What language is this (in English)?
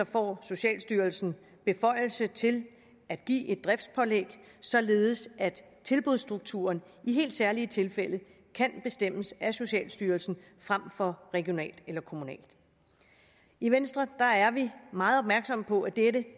Danish